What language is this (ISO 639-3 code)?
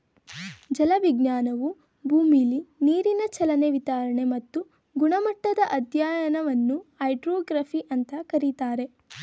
kan